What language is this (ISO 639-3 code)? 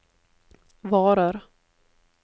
nor